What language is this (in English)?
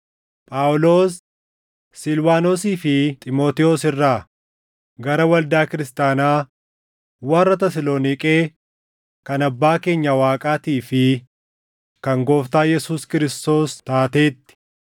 Oromo